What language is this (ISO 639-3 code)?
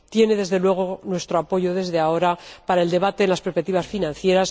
spa